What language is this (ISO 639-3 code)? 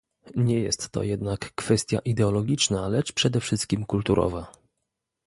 pol